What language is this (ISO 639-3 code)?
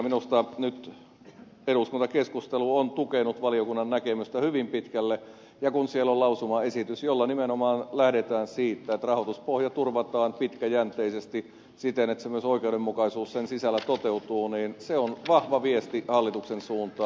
fin